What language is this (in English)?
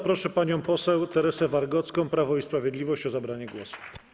Polish